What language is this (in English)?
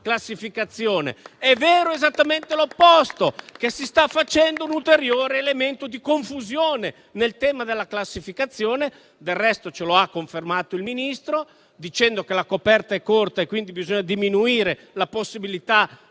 Italian